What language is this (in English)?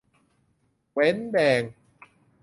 Thai